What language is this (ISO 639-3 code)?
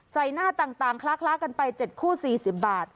tha